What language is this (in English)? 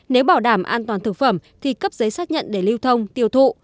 Vietnamese